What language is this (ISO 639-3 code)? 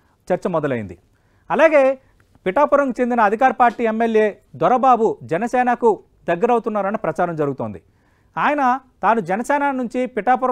tel